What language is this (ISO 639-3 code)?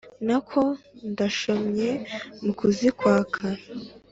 kin